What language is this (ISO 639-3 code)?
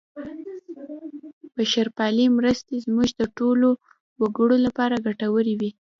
pus